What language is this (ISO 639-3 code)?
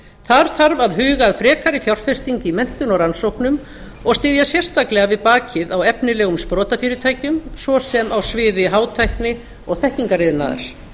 isl